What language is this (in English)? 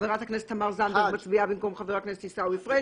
Hebrew